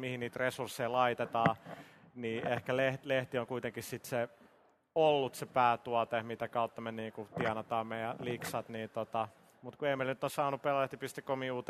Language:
Finnish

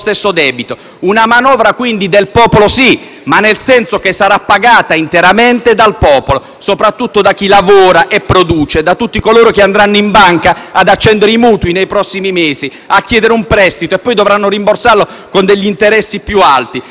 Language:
Italian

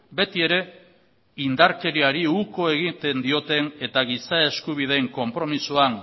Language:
Basque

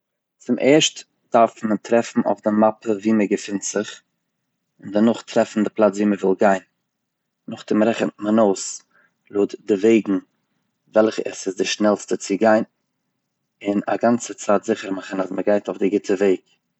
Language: Yiddish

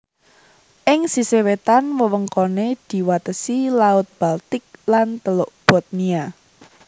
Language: Javanese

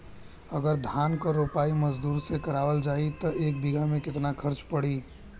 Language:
Bhojpuri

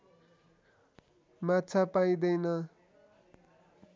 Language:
Nepali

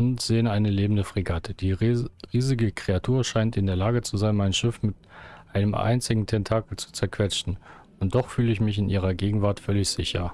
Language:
German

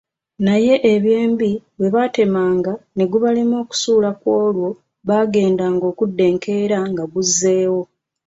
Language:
Ganda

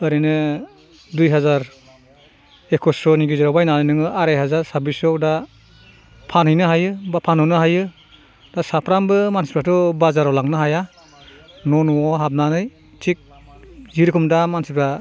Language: Bodo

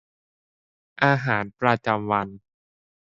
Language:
Thai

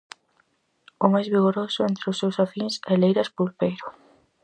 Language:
Galician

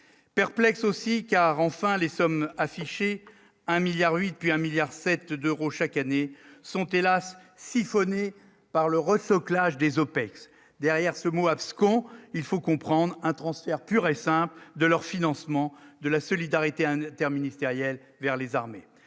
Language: French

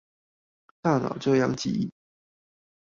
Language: Chinese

